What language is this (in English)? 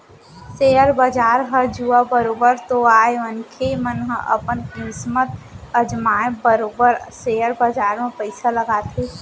Chhattisgarhi